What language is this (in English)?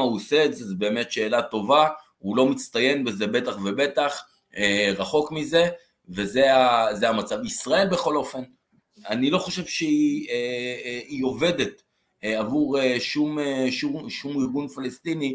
Hebrew